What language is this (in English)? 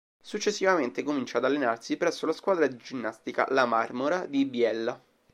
Italian